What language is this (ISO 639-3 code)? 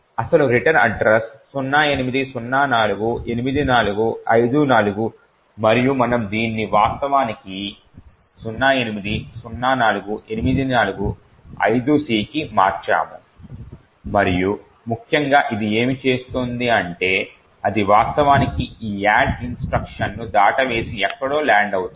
tel